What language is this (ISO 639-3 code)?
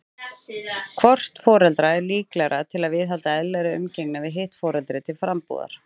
isl